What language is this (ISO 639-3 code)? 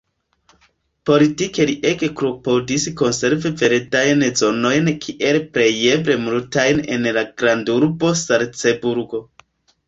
epo